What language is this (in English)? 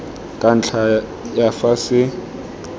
Tswana